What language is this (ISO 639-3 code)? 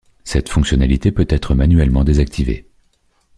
fra